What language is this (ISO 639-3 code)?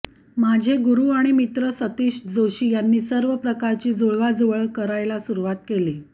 mar